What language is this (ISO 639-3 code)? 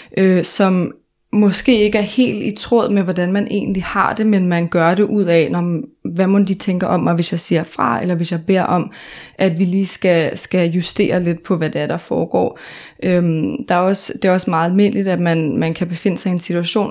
dan